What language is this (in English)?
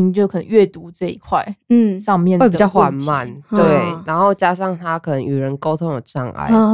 Chinese